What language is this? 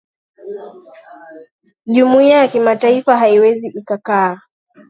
Swahili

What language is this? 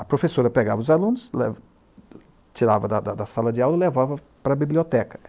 Portuguese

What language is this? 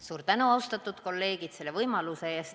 Estonian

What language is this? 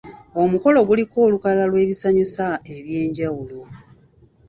Ganda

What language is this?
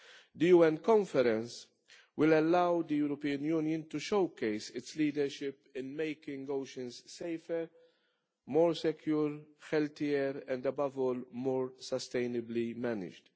English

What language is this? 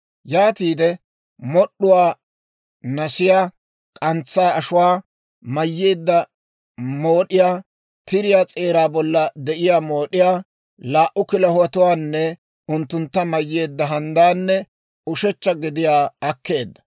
Dawro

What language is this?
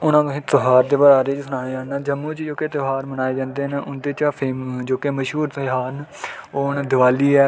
Dogri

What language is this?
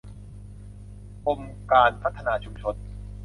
Thai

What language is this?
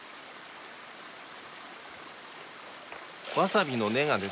Japanese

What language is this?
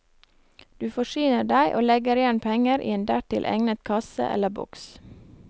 Norwegian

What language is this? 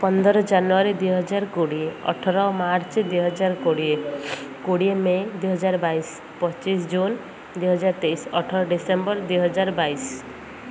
Odia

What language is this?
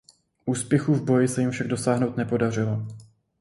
Czech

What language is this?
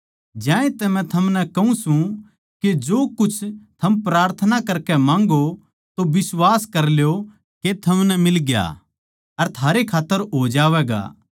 Haryanvi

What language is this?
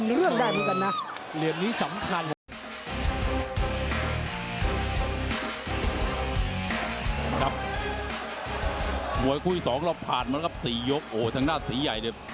Thai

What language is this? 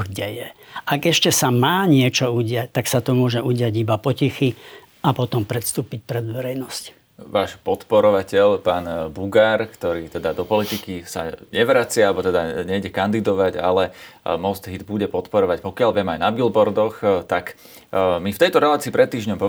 Slovak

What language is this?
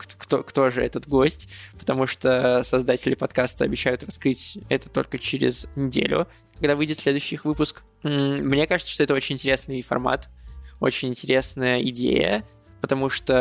Russian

